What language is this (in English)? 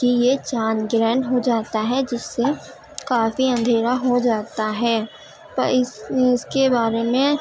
Urdu